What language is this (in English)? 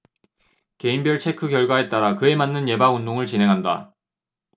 Korean